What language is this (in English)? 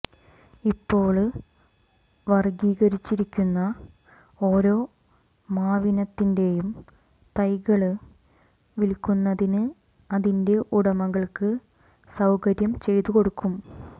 Malayalam